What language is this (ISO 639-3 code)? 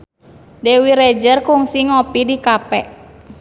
sun